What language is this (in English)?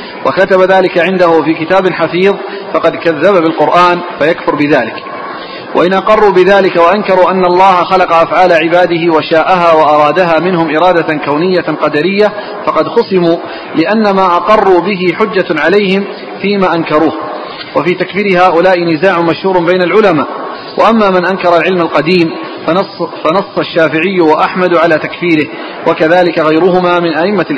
Arabic